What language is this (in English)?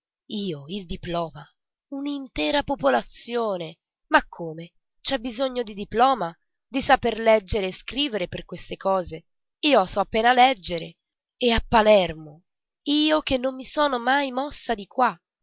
Italian